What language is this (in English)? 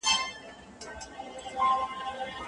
Pashto